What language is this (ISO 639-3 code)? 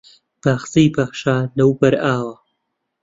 ckb